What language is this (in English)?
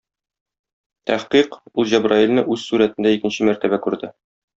Tatar